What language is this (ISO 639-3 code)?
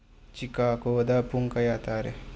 mni